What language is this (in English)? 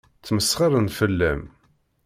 Kabyle